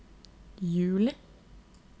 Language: Norwegian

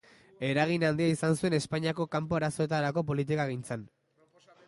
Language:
Basque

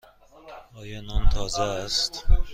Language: Persian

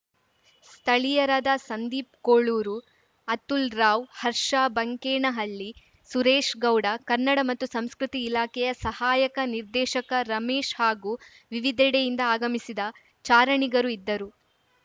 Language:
Kannada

